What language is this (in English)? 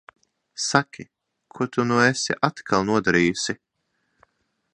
Latvian